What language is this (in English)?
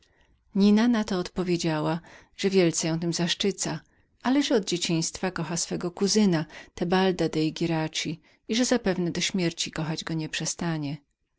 Polish